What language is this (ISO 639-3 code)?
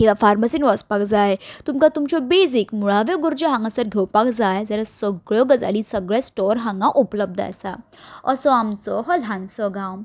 kok